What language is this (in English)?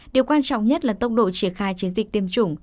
Vietnamese